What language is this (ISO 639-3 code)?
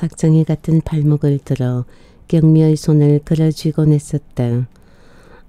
kor